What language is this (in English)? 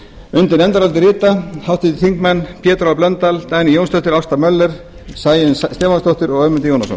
Icelandic